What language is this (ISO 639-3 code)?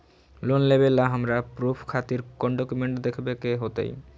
mag